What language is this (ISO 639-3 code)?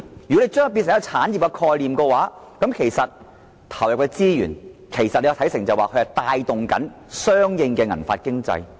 yue